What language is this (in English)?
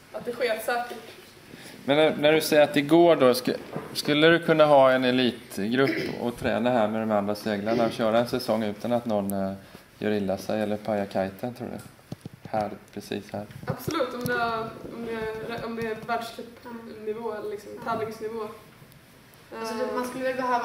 Swedish